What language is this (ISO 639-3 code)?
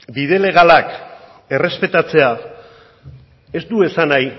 eus